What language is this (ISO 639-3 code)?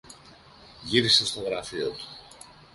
ell